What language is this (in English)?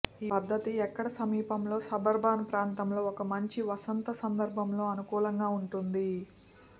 Telugu